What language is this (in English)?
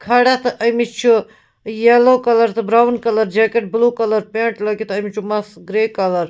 Kashmiri